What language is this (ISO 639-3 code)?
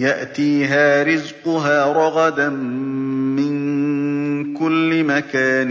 ara